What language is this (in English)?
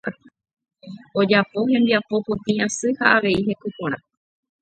Guarani